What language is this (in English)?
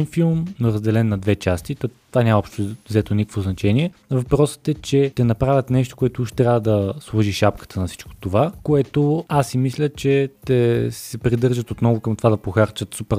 Bulgarian